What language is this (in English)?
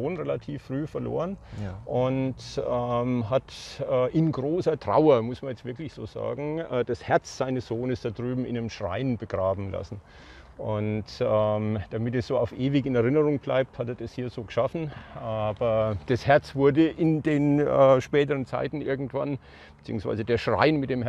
German